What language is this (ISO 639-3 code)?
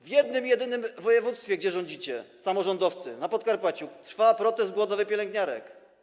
pol